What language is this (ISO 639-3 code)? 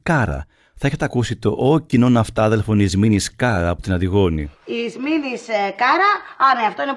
ell